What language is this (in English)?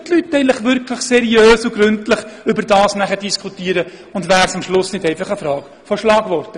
Swiss German